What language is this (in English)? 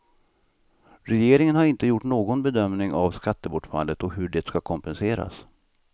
Swedish